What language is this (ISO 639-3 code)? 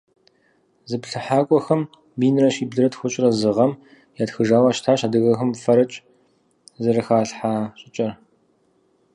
kbd